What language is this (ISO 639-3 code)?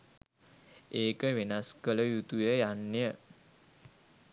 sin